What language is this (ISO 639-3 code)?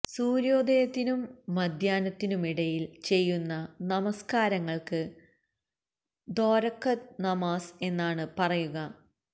mal